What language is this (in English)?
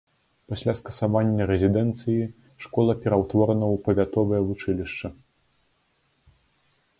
Belarusian